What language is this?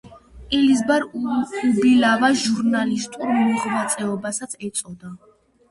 Georgian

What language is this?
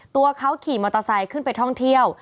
Thai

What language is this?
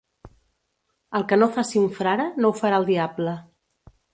Catalan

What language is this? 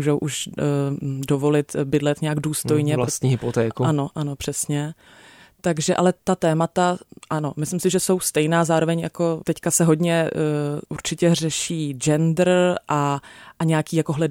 Czech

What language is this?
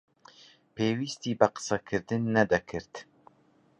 Central Kurdish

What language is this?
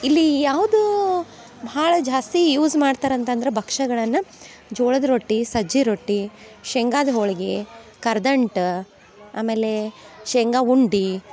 Kannada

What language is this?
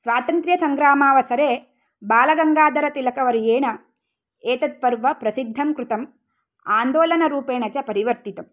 Sanskrit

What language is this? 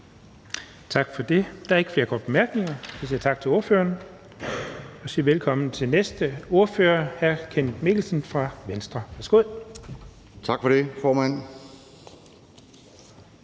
Danish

